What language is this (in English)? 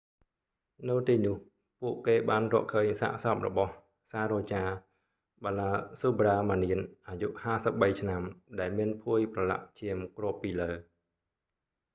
Khmer